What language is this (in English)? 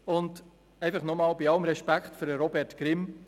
Swiss German